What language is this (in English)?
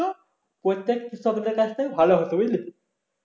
Bangla